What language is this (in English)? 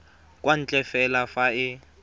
Tswana